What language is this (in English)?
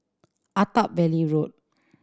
English